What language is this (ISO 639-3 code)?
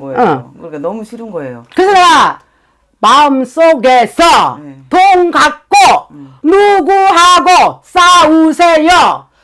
kor